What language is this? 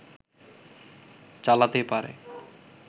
Bangla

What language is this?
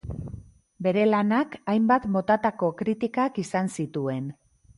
Basque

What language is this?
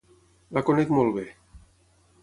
Catalan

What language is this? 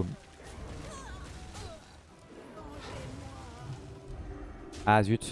French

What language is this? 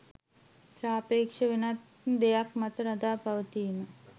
Sinhala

